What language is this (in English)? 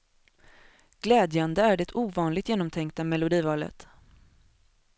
Swedish